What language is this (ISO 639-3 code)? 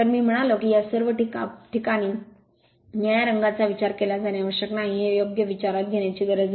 mar